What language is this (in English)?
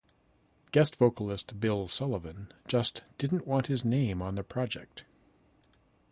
English